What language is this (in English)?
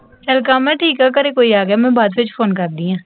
Punjabi